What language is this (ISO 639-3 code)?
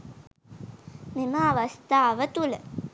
sin